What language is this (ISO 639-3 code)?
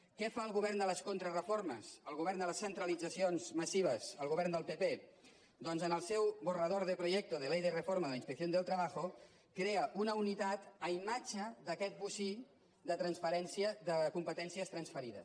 cat